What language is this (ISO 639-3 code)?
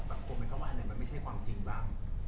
tha